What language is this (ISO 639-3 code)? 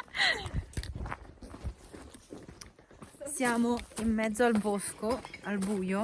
ita